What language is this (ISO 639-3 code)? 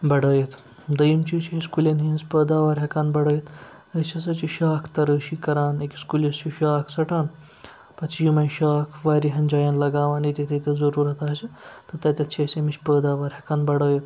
kas